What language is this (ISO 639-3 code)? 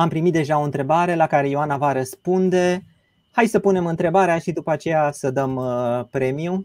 ron